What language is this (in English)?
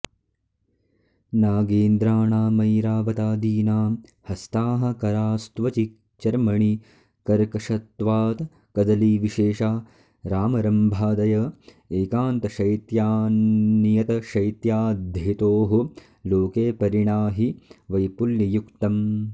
Sanskrit